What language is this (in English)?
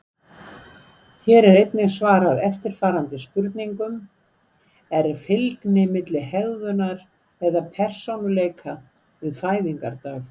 Icelandic